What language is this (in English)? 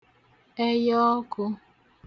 Igbo